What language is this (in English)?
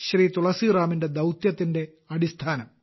Malayalam